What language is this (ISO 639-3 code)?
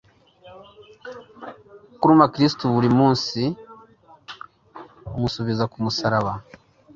kin